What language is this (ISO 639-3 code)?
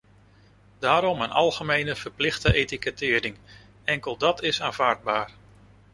nld